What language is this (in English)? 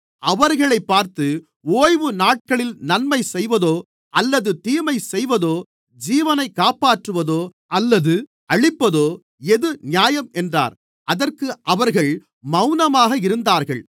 Tamil